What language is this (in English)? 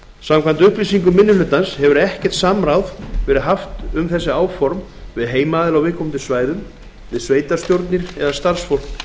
Icelandic